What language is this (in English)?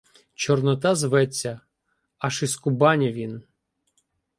Ukrainian